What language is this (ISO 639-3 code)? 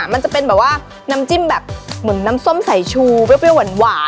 tha